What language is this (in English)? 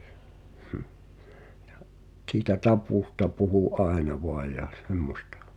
Finnish